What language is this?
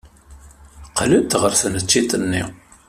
Kabyle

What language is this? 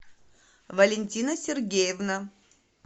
Russian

